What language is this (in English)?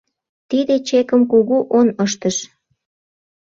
Mari